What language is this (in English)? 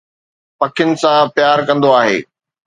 Sindhi